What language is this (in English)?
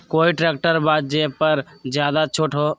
Magahi